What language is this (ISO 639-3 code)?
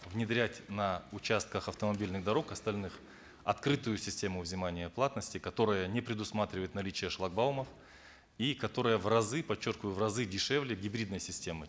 kaz